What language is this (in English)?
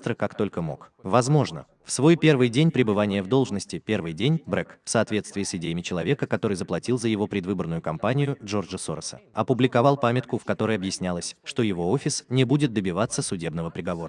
Russian